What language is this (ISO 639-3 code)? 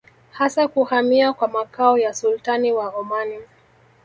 swa